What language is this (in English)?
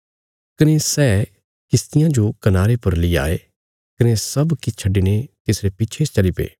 Bilaspuri